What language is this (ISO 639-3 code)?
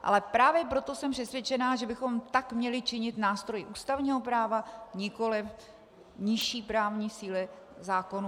ces